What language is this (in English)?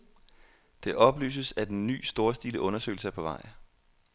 Danish